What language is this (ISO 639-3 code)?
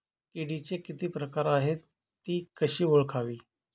mar